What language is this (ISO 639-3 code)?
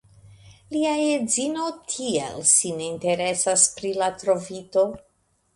epo